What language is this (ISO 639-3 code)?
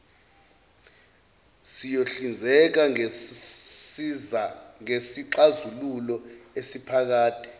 zul